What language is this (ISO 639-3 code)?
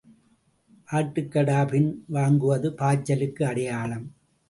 tam